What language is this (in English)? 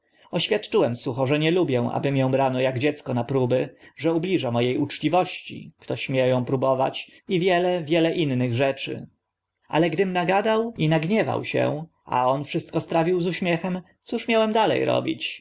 Polish